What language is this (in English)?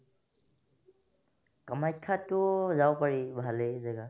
Assamese